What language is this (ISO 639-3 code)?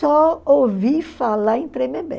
por